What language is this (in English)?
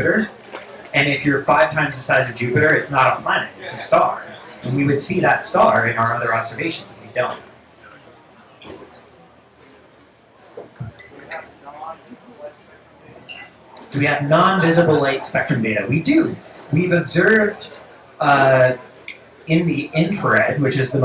English